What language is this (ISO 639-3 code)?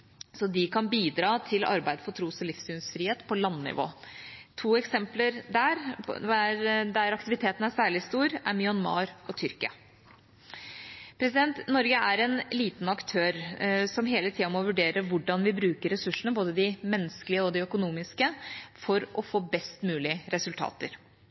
nob